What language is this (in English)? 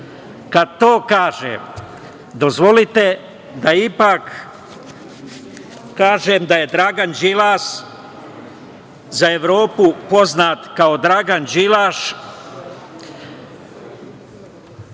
Serbian